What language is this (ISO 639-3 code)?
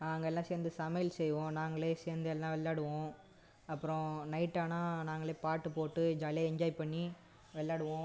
tam